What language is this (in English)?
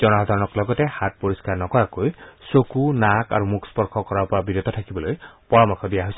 Assamese